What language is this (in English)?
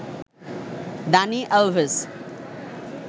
Bangla